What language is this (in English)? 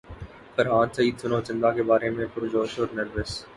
Urdu